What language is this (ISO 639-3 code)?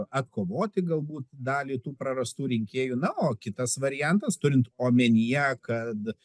lit